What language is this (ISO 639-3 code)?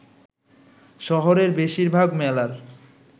ben